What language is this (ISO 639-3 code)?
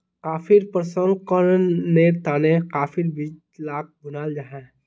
mag